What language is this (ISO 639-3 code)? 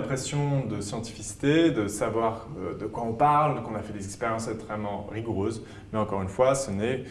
fra